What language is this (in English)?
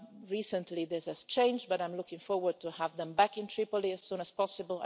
English